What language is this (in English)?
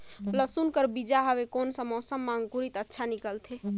Chhattisgarhi